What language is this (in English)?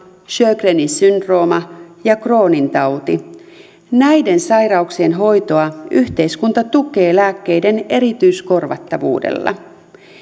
Finnish